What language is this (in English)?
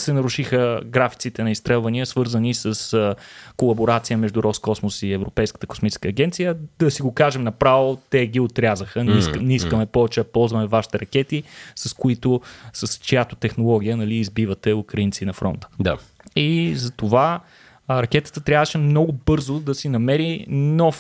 Bulgarian